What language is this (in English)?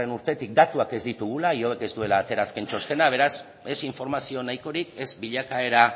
Basque